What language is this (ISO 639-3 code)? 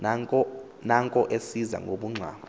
xho